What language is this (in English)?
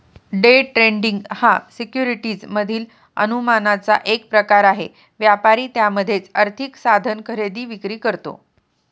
Marathi